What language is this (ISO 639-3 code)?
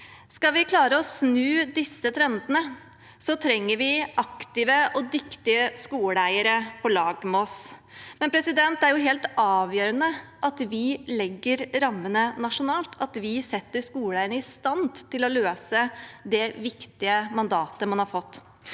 nor